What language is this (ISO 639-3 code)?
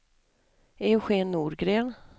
swe